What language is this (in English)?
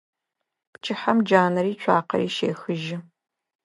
Adyghe